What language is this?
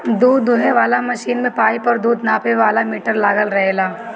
Bhojpuri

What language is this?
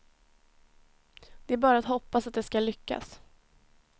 Swedish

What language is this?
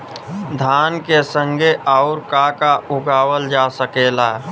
Bhojpuri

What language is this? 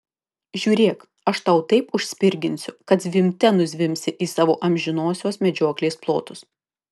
Lithuanian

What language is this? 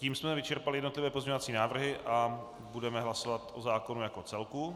Czech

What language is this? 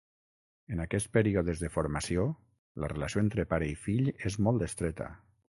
Catalan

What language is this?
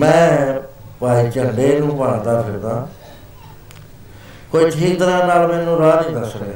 Punjabi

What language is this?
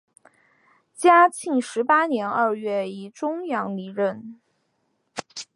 Chinese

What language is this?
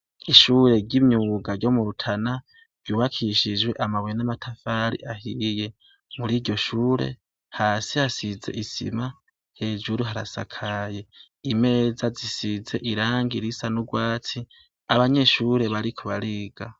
Rundi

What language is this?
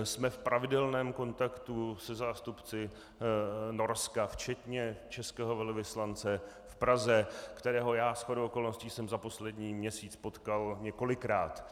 Czech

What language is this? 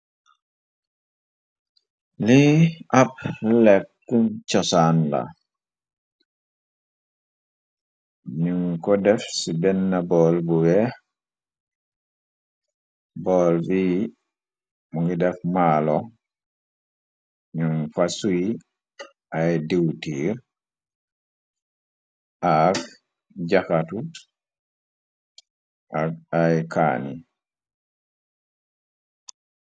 Wolof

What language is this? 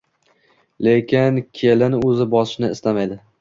Uzbek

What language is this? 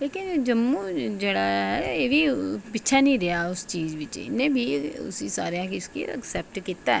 Dogri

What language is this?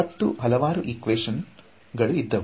Kannada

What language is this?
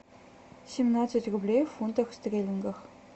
Russian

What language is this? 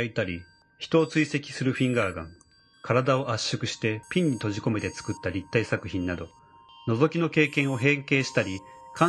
Japanese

